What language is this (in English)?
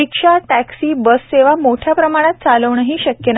Marathi